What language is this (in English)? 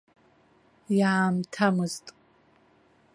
Abkhazian